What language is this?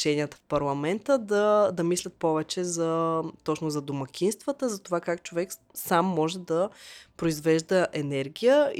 Bulgarian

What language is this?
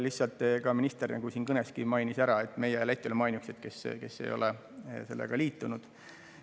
Estonian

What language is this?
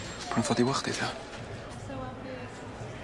Welsh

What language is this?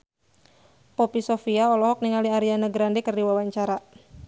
Sundanese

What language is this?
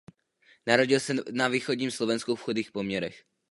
Czech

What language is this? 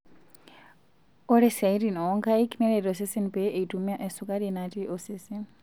Masai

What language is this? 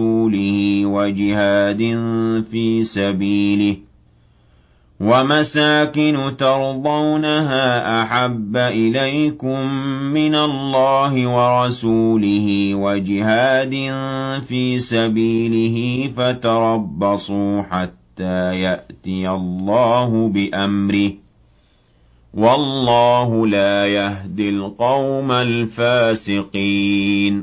Arabic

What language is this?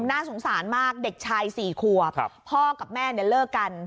Thai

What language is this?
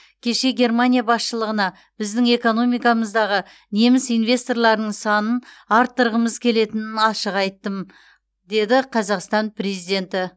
Kazakh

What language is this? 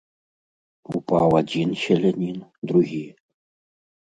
Belarusian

